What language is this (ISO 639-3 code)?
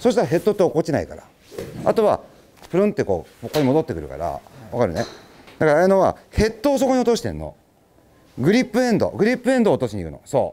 jpn